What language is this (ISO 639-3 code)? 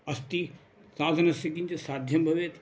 san